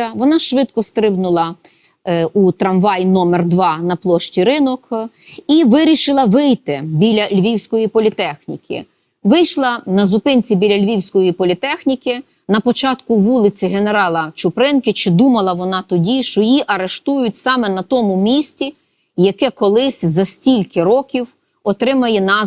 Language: Ukrainian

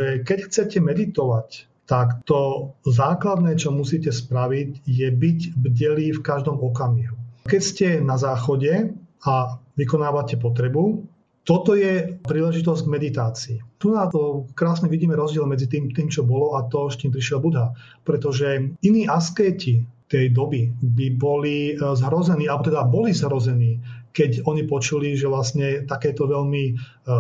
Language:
Slovak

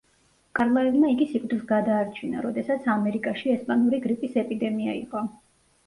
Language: Georgian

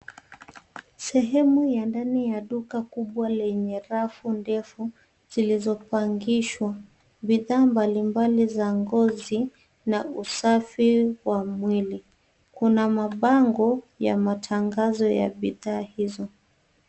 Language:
Swahili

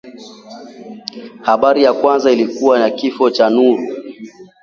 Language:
Swahili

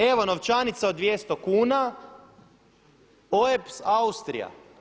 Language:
Croatian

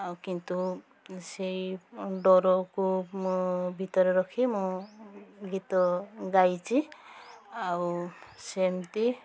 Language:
Odia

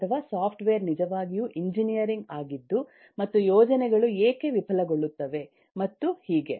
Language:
Kannada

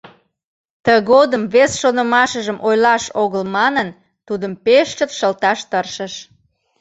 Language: Mari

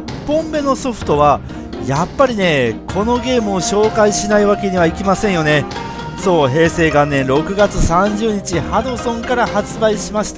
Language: Japanese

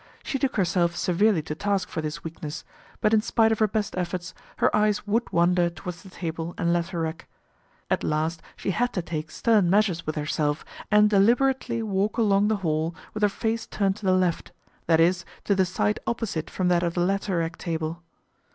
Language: English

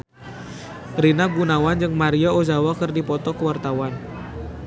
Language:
Sundanese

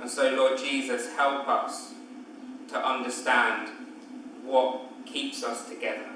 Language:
English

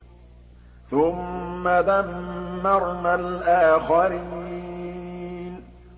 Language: Arabic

